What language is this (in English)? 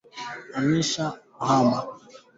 Swahili